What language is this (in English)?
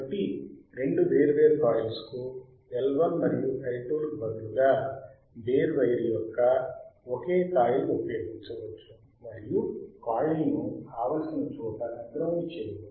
Telugu